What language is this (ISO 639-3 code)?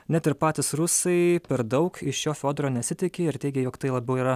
lit